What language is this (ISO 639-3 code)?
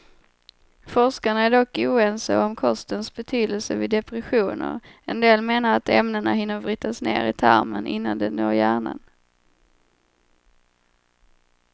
swe